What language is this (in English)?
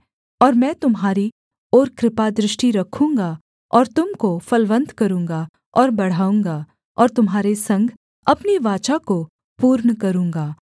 Hindi